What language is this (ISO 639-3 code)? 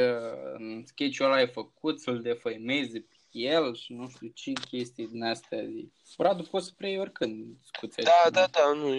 ron